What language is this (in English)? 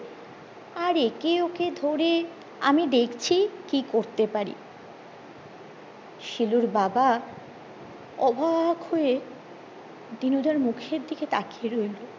Bangla